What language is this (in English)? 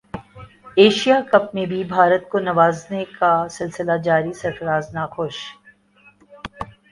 Urdu